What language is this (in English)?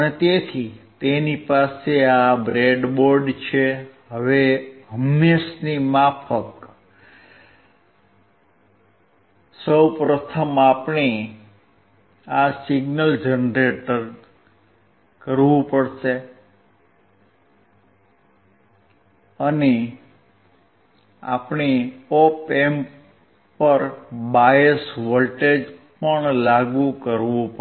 Gujarati